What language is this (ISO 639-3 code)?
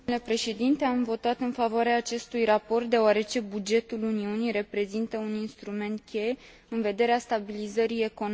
ron